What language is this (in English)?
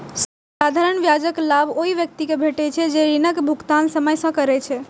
Maithili